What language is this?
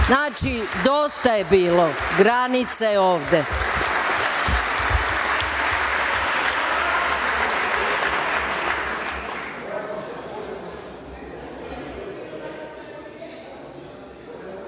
Serbian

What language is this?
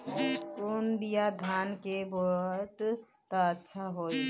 Bhojpuri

